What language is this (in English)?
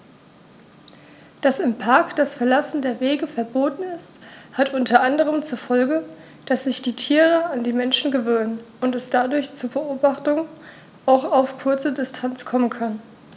German